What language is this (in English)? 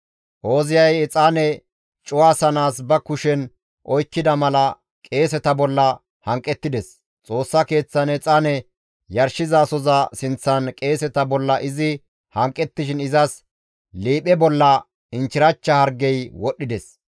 Gamo